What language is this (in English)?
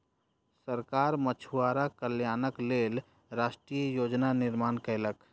Maithili